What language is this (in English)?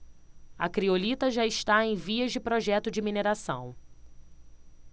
Portuguese